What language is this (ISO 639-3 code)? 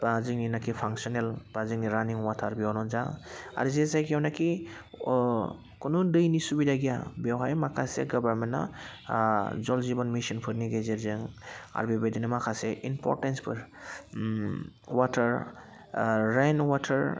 brx